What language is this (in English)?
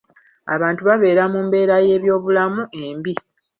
Ganda